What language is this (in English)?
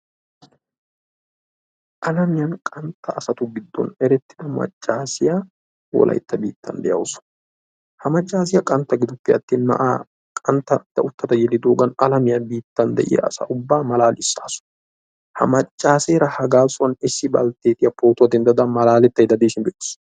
Wolaytta